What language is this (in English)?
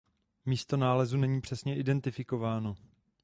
Czech